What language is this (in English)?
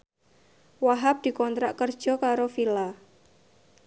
Javanese